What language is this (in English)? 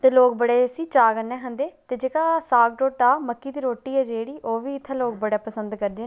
Dogri